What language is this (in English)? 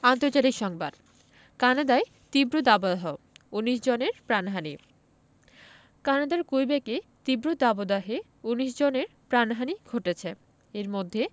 Bangla